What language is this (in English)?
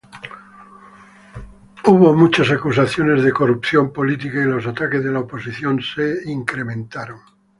Spanish